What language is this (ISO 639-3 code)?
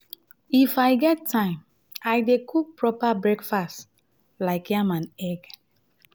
pcm